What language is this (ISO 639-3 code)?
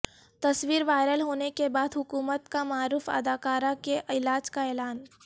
urd